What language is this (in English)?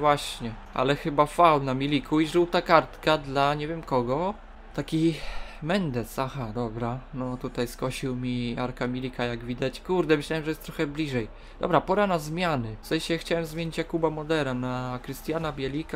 Polish